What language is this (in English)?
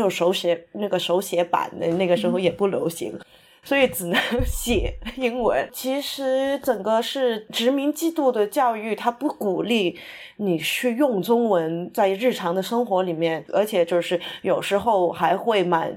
Chinese